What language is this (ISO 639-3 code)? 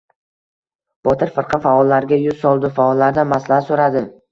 uzb